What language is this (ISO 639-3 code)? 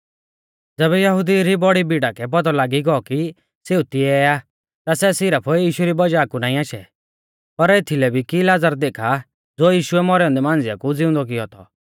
bfz